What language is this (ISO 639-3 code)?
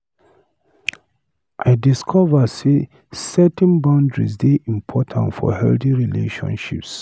pcm